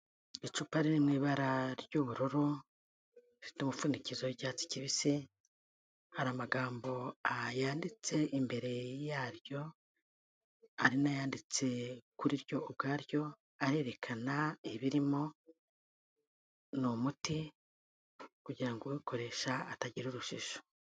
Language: Kinyarwanda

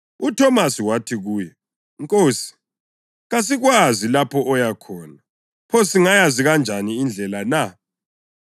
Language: North Ndebele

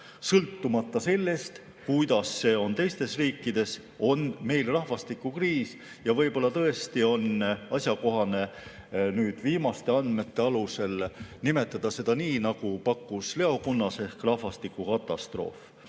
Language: Estonian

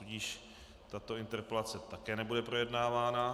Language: Czech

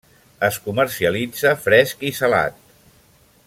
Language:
Catalan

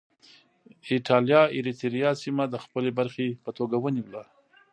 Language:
Pashto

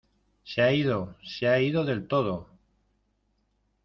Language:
Spanish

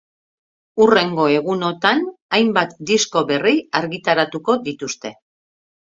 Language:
Basque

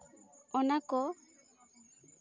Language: Santali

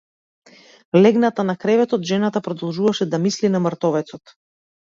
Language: Macedonian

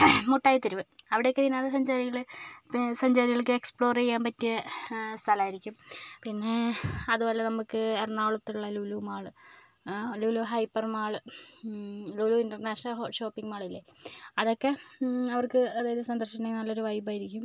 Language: Malayalam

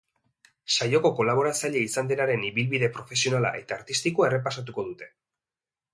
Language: Basque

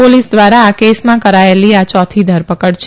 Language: Gujarati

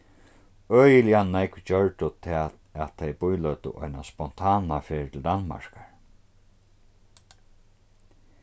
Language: Faroese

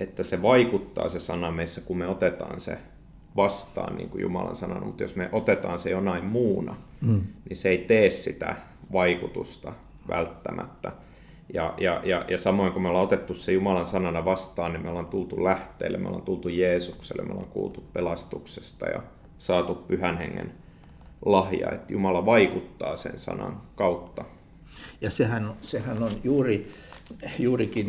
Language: Finnish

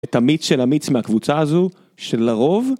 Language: Hebrew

